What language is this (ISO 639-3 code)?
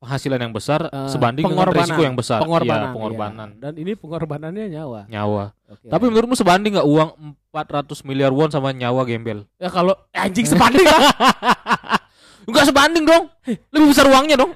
ind